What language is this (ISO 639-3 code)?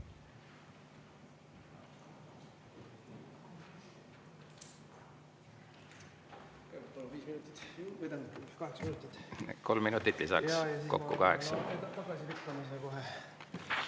est